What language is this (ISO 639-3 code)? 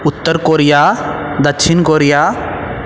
mai